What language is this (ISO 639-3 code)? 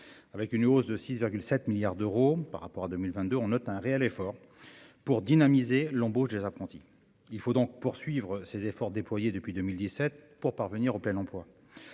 fra